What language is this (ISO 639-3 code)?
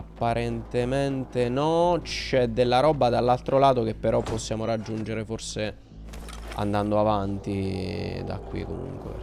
ita